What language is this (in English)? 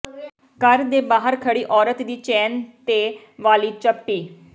Punjabi